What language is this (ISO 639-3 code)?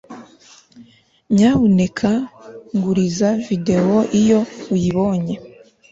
kin